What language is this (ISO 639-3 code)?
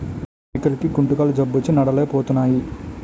tel